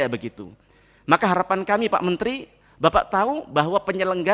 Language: Indonesian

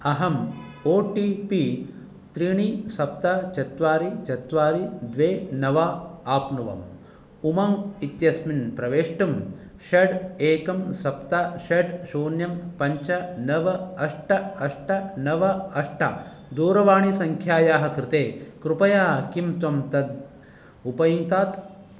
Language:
Sanskrit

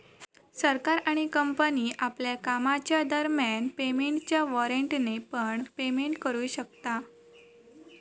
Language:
Marathi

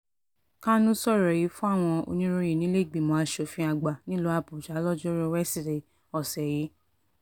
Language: Yoruba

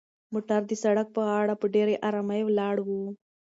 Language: Pashto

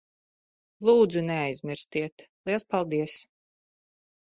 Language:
Latvian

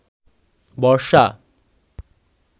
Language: Bangla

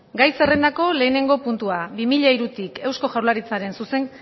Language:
Basque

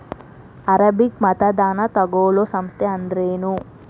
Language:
Kannada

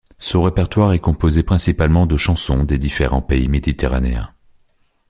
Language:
French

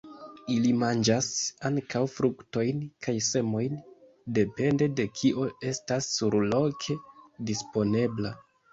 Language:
Esperanto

